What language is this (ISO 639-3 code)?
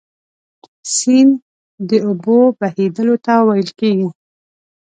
pus